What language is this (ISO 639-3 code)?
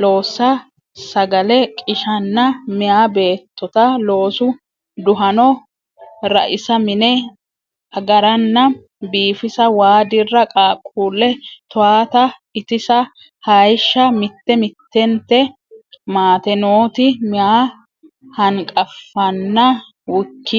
sid